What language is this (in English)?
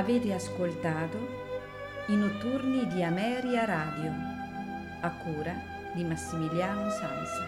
Italian